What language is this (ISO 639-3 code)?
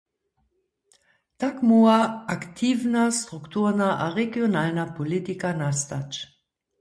hsb